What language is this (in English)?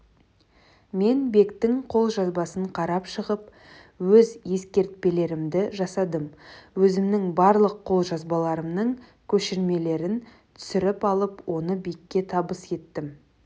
Kazakh